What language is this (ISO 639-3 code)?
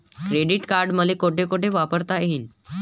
mar